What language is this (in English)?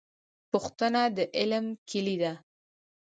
Pashto